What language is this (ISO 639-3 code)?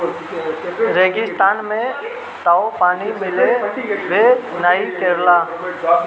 bho